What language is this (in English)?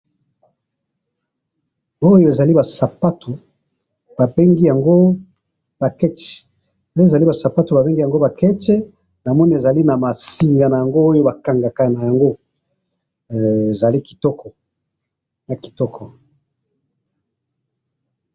Lingala